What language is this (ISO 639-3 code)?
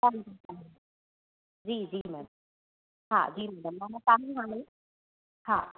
snd